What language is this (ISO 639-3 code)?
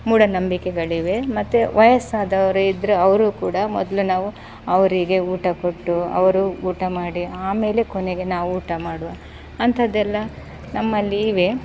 kan